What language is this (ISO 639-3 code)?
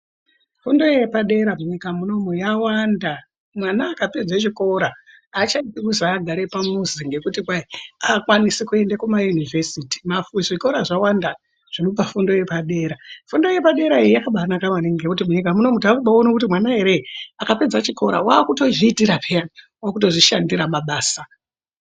ndc